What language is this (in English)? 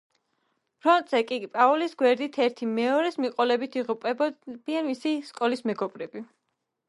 Georgian